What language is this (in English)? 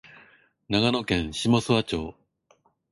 Japanese